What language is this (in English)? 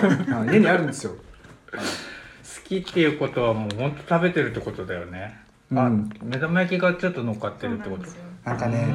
Japanese